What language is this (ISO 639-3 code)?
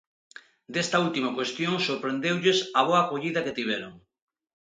glg